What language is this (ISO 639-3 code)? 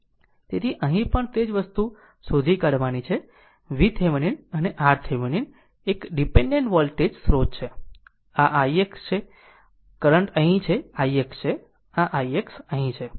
guj